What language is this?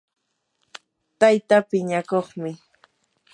Yanahuanca Pasco Quechua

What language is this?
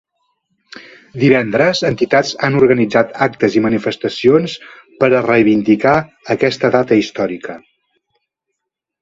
Catalan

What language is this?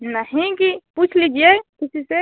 Hindi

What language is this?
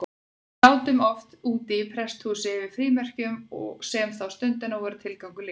Icelandic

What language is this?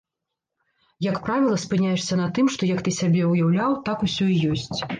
Belarusian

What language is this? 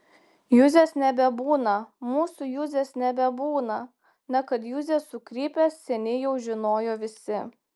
Lithuanian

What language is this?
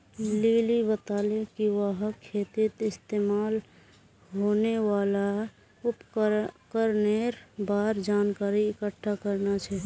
Magahi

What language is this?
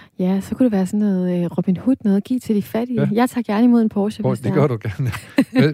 Danish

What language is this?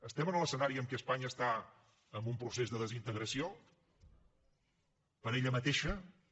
Catalan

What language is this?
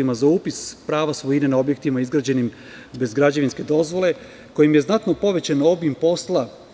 Serbian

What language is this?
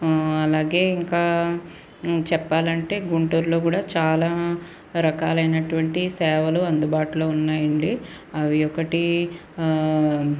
Telugu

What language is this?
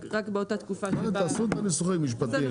Hebrew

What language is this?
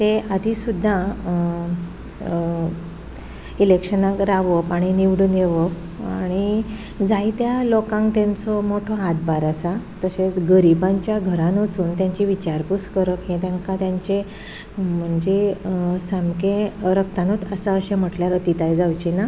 Konkani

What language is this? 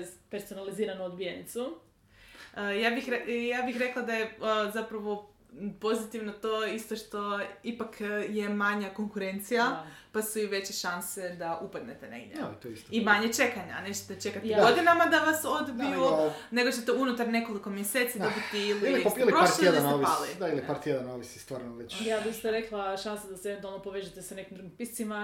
Croatian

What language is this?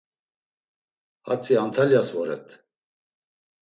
Laz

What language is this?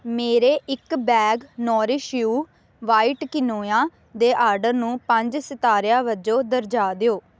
Punjabi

